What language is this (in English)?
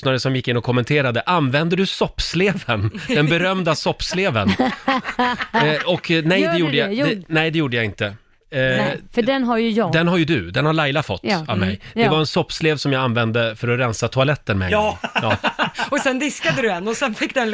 Swedish